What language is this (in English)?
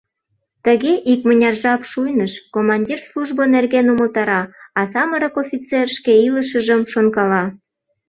Mari